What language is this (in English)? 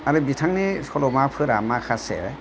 Bodo